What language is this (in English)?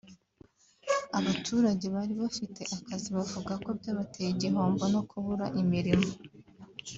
Kinyarwanda